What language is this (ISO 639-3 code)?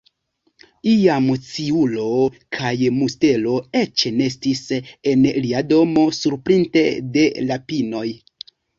epo